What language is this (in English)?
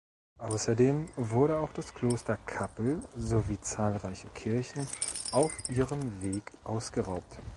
German